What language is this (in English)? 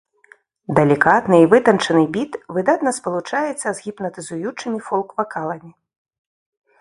Belarusian